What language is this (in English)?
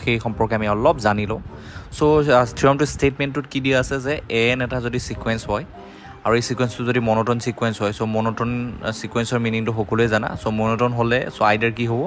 Bangla